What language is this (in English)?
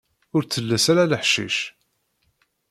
Kabyle